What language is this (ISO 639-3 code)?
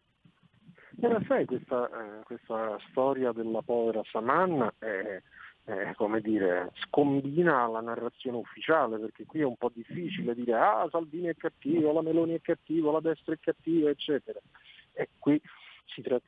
ita